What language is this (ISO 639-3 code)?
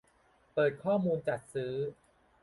tha